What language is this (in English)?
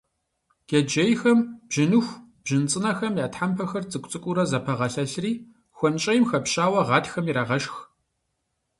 Kabardian